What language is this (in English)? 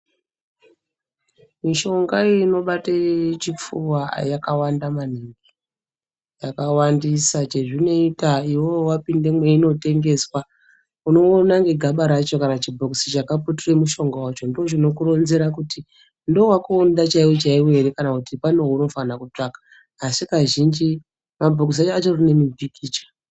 Ndau